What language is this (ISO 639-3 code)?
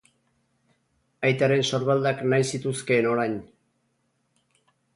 eus